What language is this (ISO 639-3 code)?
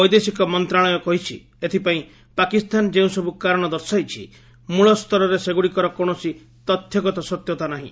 ori